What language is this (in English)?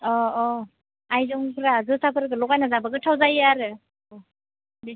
Bodo